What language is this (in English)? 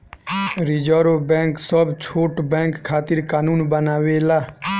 Bhojpuri